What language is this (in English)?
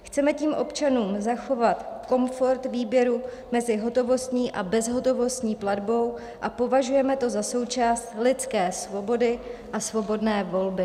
Czech